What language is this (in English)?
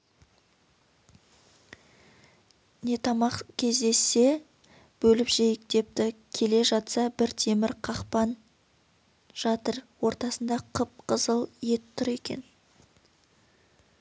Kazakh